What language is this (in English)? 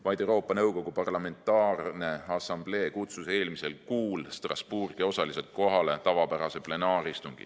Estonian